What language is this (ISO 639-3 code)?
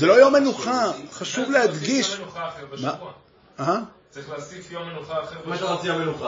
heb